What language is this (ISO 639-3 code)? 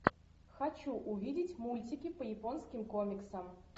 rus